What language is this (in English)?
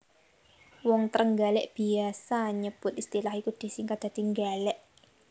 Javanese